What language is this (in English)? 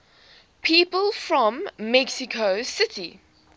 English